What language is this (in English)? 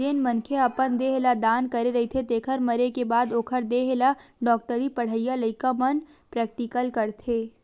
Chhattisgarhi